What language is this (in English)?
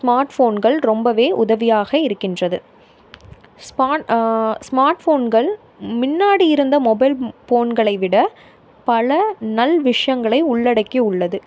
Tamil